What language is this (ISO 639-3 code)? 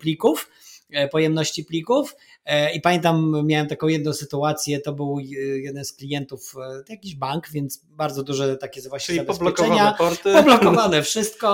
pol